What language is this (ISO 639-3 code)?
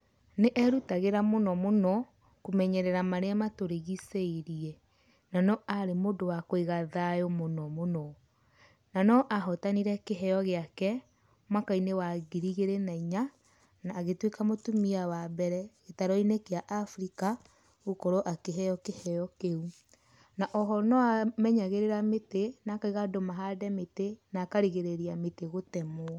kik